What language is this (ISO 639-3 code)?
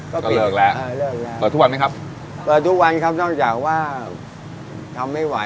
tha